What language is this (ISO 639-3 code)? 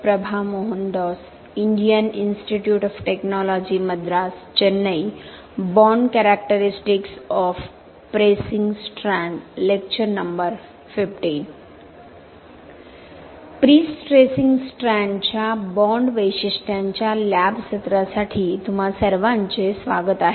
mar